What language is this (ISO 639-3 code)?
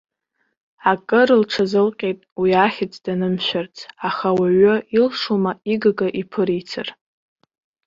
abk